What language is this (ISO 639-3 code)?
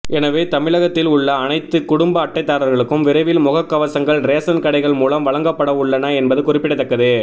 tam